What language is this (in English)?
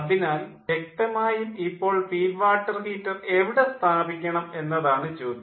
Malayalam